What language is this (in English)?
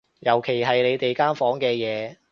Cantonese